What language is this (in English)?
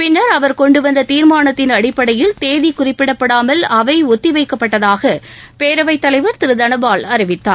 Tamil